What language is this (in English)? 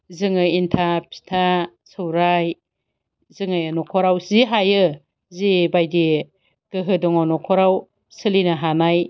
Bodo